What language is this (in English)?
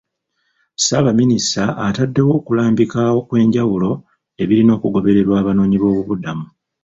Ganda